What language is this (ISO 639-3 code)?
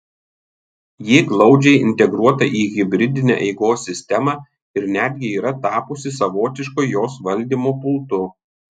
lit